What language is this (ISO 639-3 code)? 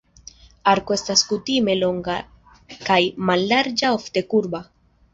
epo